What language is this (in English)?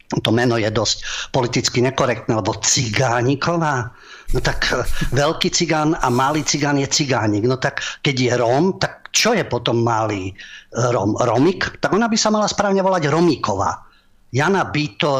Slovak